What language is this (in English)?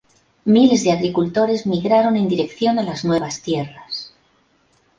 Spanish